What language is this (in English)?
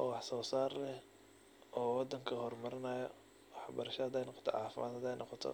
Somali